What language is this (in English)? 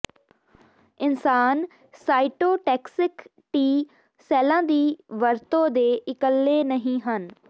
Punjabi